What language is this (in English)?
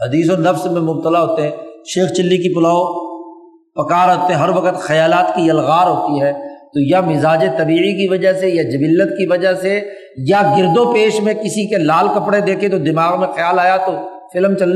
Urdu